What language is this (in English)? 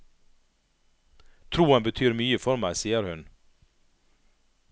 Norwegian